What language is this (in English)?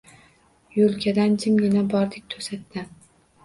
Uzbek